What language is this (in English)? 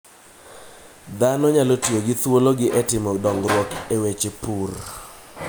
Luo (Kenya and Tanzania)